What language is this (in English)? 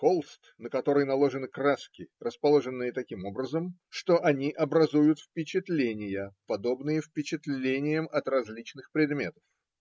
Russian